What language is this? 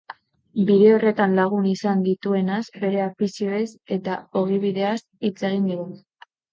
Basque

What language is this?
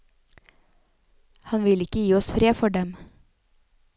Norwegian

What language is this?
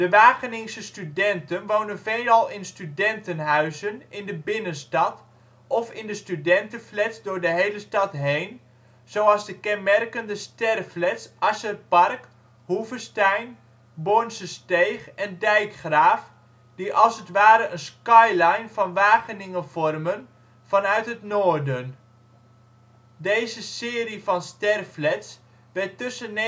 Dutch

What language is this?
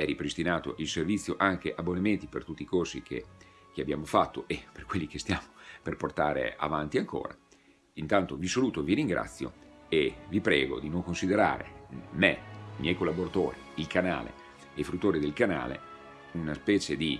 Italian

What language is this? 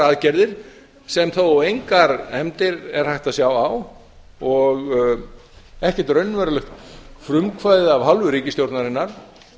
Icelandic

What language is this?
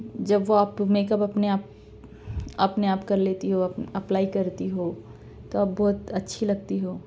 Urdu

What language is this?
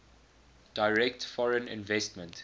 English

